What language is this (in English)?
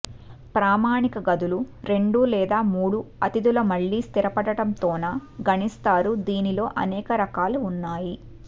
Telugu